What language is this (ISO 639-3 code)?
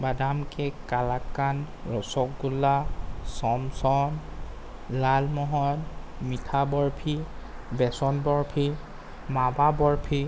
asm